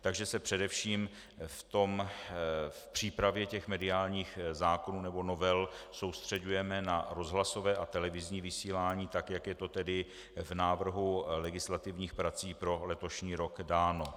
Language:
Czech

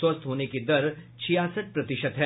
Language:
Hindi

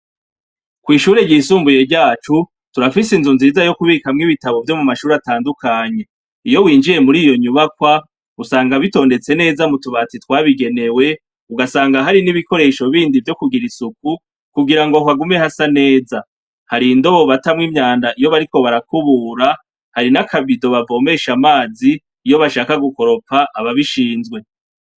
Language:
Rundi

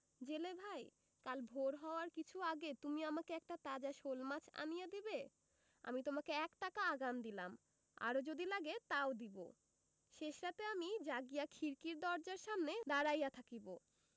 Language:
Bangla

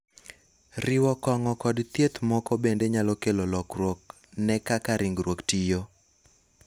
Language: Luo (Kenya and Tanzania)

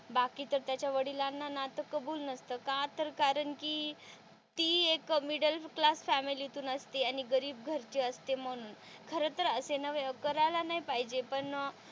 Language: Marathi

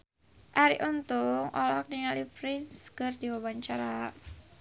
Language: Sundanese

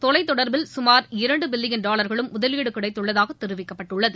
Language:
Tamil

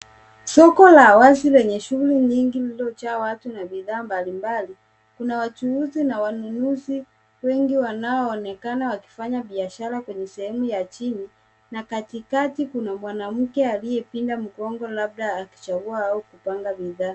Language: Swahili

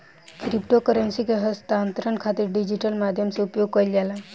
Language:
Bhojpuri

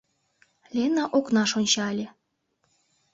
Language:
Mari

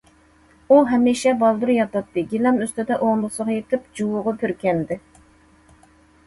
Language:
Uyghur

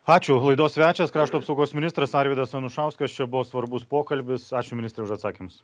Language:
Lithuanian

